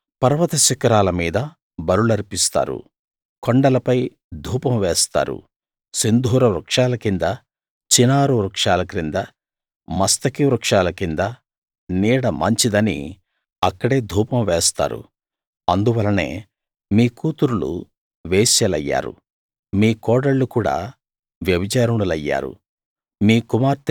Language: Telugu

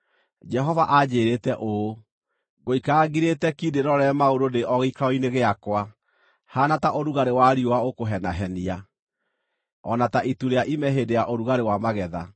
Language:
Kikuyu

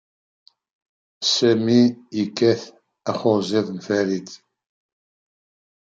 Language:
Kabyle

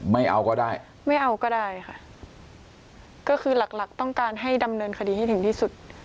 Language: Thai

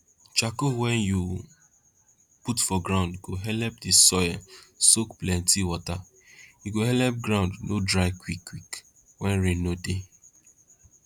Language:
Nigerian Pidgin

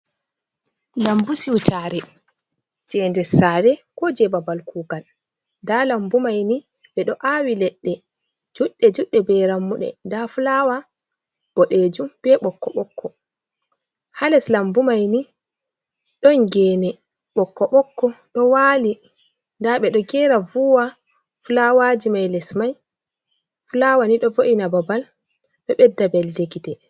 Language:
Fula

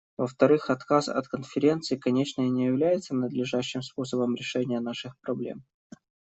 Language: Russian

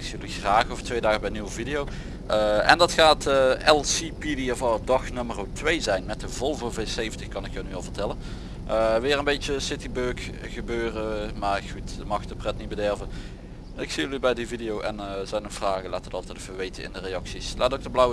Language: Dutch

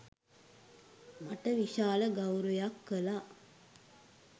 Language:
Sinhala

